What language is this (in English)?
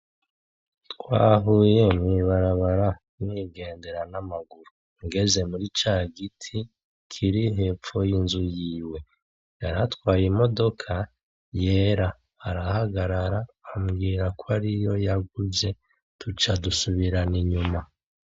Rundi